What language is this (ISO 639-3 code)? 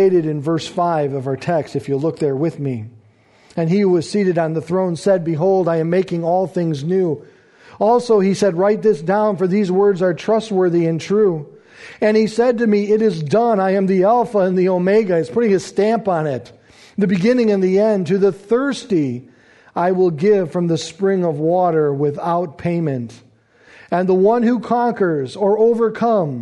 eng